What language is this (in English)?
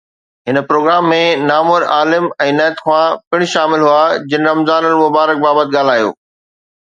Sindhi